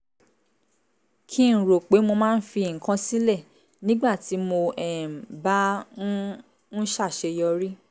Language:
Yoruba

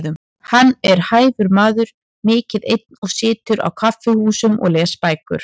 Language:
Icelandic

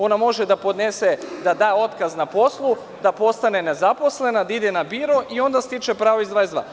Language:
Serbian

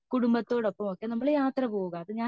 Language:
Malayalam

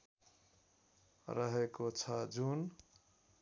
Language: Nepali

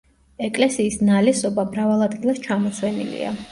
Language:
Georgian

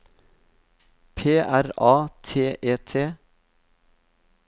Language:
Norwegian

